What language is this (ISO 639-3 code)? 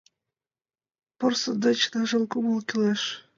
chm